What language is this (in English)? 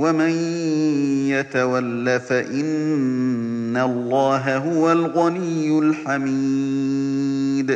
Arabic